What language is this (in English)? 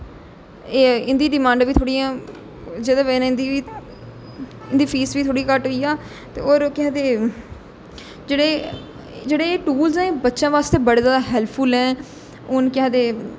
Dogri